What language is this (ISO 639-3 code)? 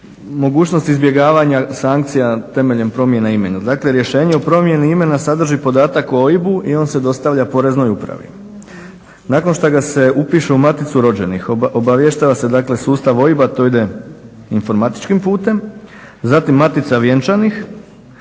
hrv